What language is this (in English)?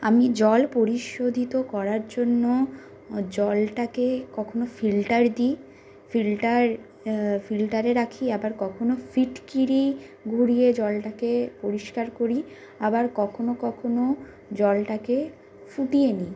Bangla